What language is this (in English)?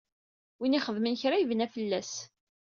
Kabyle